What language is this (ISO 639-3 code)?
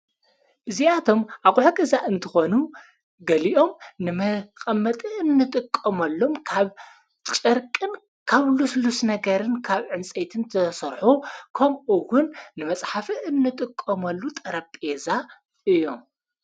tir